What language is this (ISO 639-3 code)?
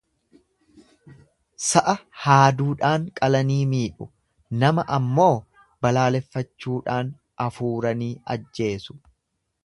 orm